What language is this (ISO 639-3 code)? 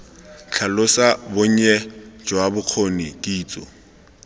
tsn